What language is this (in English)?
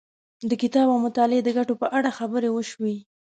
Pashto